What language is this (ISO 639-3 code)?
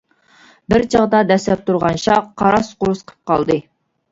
uig